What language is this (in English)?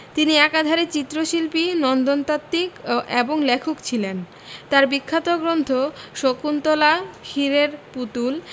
Bangla